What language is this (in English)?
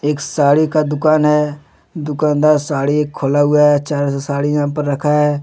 Hindi